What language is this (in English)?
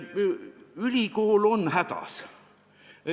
Estonian